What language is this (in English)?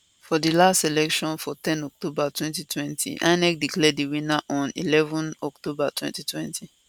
Nigerian Pidgin